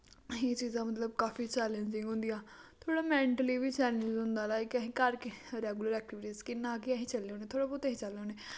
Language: Dogri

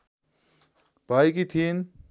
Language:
Nepali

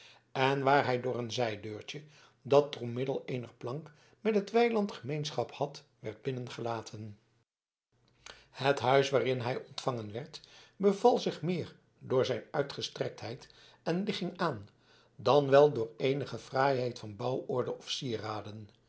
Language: Dutch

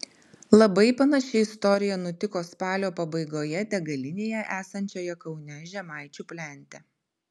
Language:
Lithuanian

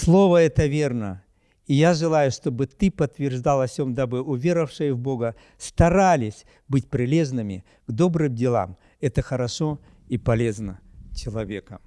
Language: Russian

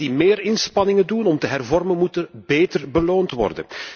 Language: Dutch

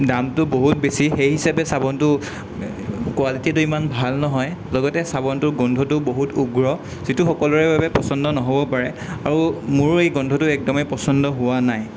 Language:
Assamese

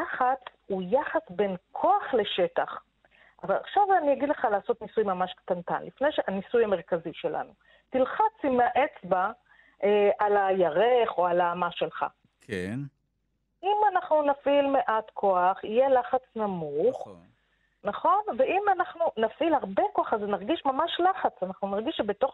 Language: Hebrew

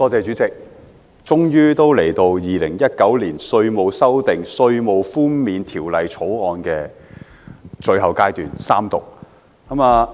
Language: Cantonese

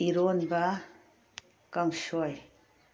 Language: Manipuri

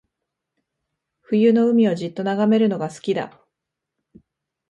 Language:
Japanese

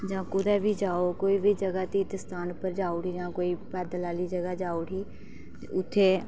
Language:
Dogri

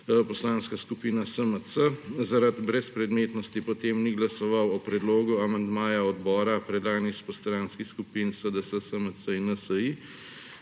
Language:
Slovenian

